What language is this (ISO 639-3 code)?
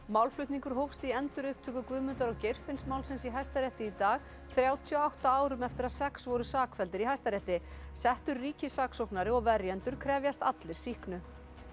isl